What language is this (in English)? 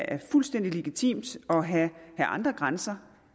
Danish